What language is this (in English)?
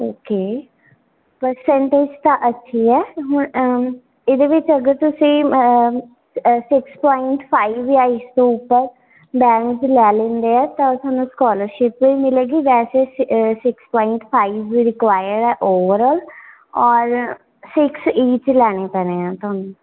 Punjabi